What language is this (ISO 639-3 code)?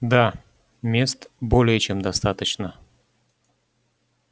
rus